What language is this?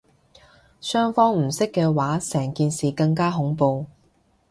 Cantonese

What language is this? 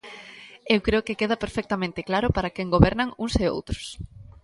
Galician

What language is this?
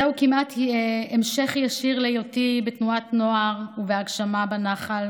Hebrew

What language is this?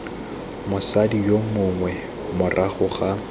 Tswana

